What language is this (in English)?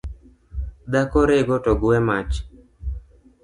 Luo (Kenya and Tanzania)